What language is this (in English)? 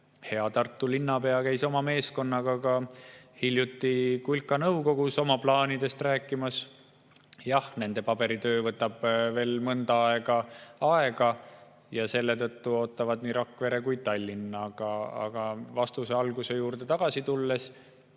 Estonian